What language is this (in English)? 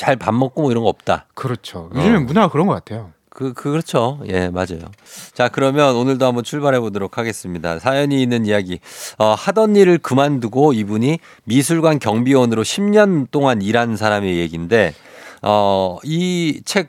Korean